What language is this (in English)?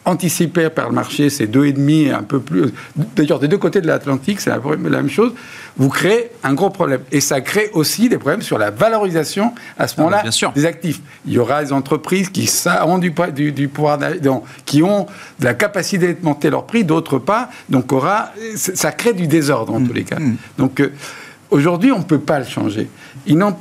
French